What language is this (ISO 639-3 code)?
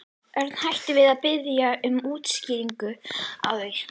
isl